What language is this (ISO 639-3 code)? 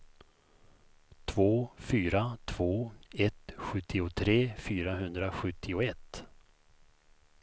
swe